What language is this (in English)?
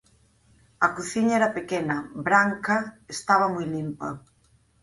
Galician